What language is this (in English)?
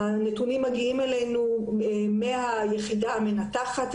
Hebrew